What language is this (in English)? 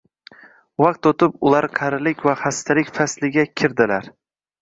Uzbek